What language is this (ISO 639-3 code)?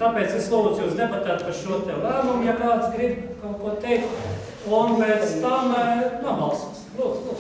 por